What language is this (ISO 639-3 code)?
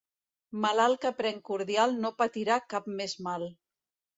cat